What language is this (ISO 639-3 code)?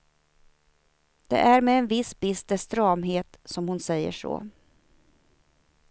swe